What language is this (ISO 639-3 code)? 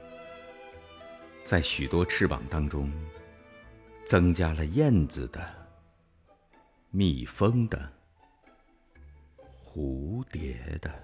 zho